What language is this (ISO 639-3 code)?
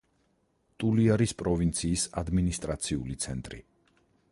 kat